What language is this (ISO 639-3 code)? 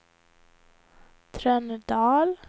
swe